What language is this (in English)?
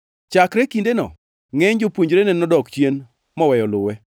Luo (Kenya and Tanzania)